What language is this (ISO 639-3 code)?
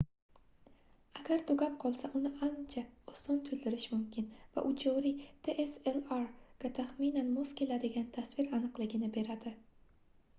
uzb